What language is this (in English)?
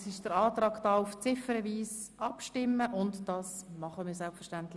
Swiss German